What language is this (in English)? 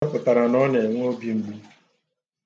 Igbo